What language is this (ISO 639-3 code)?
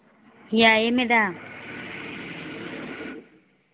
mni